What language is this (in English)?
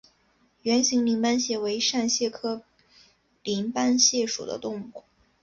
Chinese